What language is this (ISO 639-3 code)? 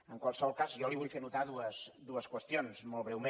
cat